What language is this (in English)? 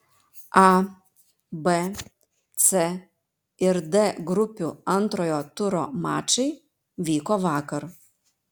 Lithuanian